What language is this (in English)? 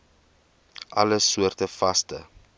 Afrikaans